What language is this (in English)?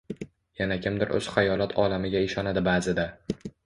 Uzbek